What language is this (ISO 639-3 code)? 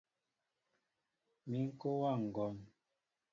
mbo